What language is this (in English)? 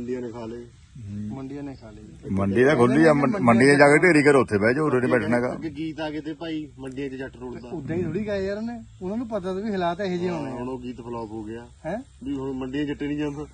Punjabi